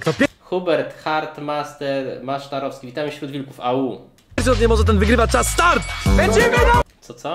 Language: Polish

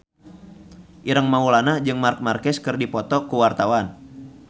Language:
Sundanese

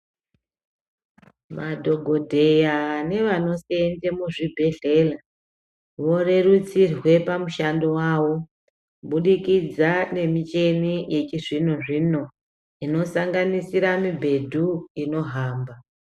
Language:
Ndau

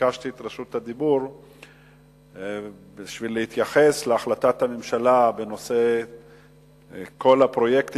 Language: Hebrew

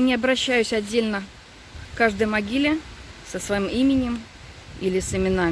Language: Russian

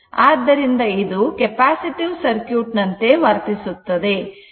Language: Kannada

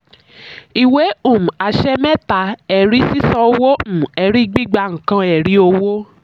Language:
Yoruba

